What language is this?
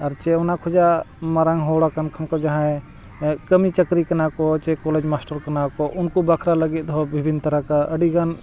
Santali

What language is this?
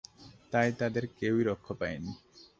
Bangla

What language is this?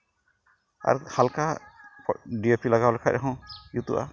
Santali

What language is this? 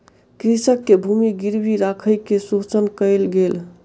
Maithili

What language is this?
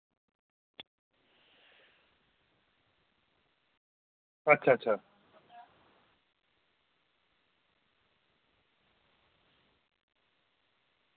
Dogri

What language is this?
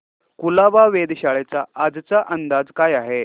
Marathi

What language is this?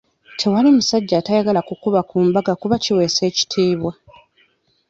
Ganda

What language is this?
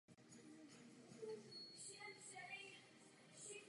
Czech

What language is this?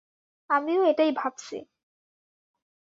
Bangla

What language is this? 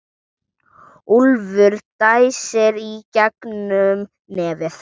Icelandic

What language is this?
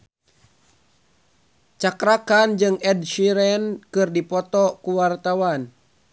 Sundanese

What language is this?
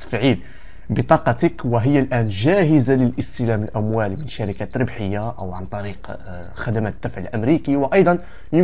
Arabic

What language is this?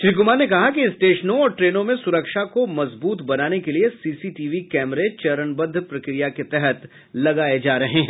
Hindi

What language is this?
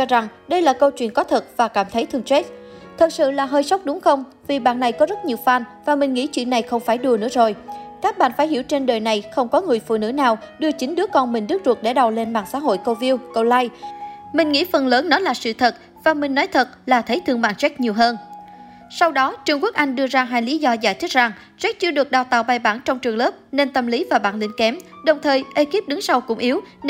Vietnamese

